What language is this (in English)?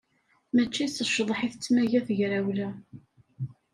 Kabyle